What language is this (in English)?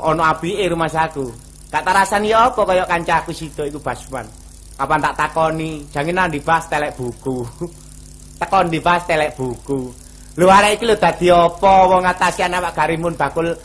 Indonesian